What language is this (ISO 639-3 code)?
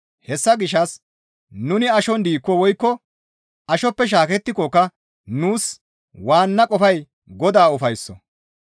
gmv